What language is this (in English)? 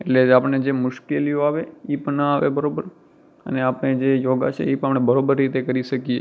Gujarati